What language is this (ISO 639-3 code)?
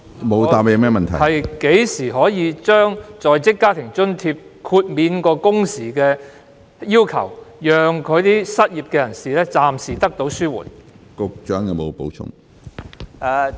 yue